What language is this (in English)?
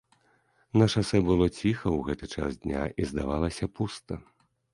Belarusian